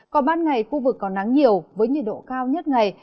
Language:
Vietnamese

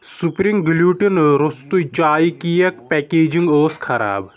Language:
Kashmiri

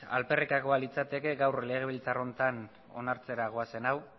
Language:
Basque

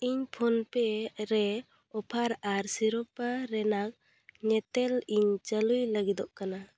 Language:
Santali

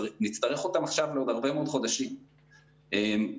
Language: Hebrew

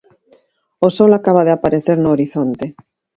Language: Galician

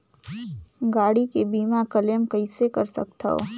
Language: Chhattisgarhi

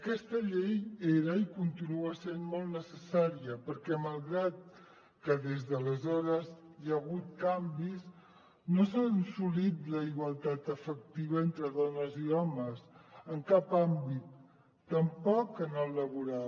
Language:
Catalan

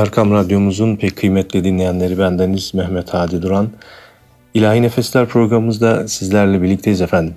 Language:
Turkish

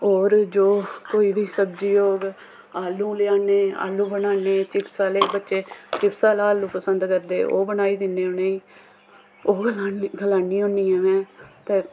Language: Dogri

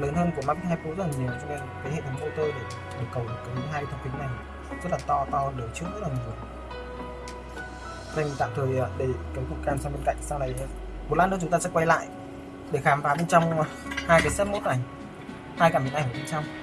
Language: Vietnamese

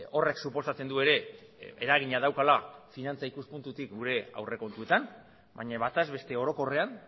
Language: Basque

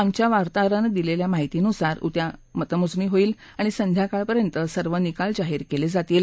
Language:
Marathi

